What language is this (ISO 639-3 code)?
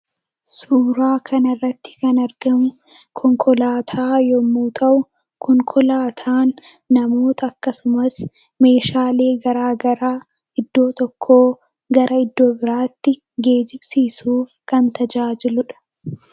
orm